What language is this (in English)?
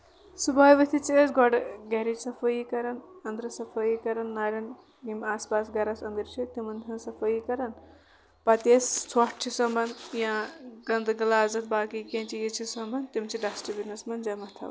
Kashmiri